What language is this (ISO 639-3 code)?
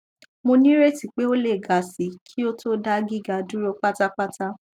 yor